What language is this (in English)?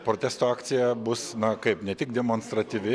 Lithuanian